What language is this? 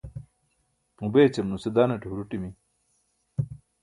Burushaski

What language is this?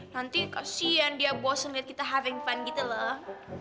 Indonesian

